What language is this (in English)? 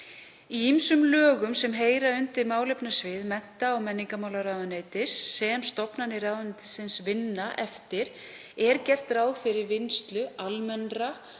Icelandic